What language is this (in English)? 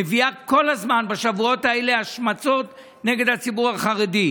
Hebrew